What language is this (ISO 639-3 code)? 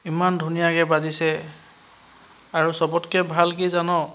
asm